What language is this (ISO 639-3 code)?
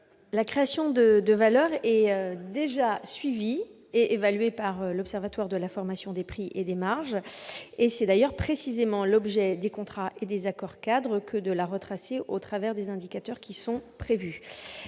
fra